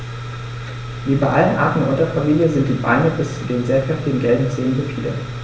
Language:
German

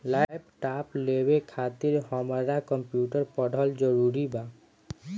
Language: Bhojpuri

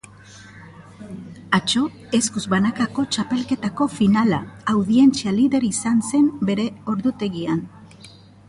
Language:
Basque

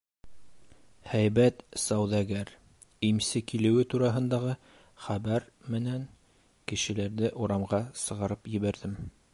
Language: Bashkir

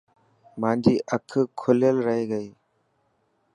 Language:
Dhatki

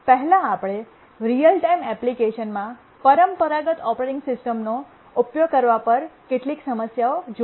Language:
Gujarati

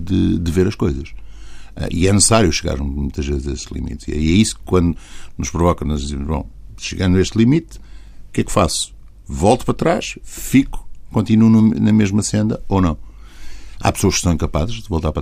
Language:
Portuguese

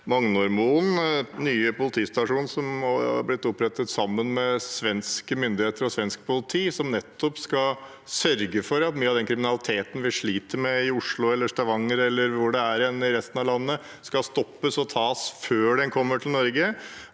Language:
Norwegian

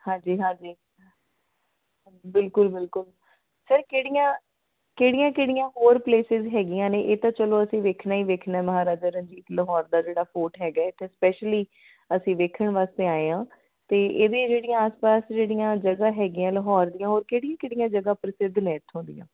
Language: Punjabi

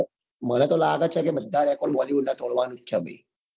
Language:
Gujarati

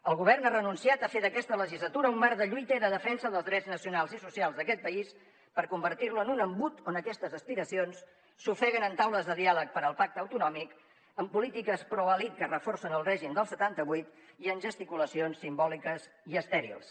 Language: Catalan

